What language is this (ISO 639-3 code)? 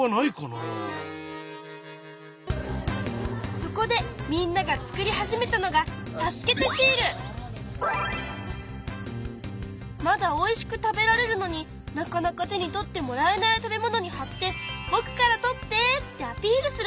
jpn